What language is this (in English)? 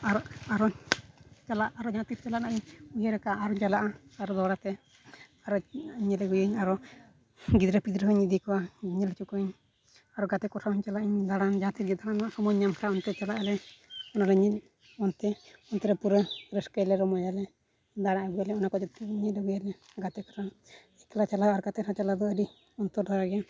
Santali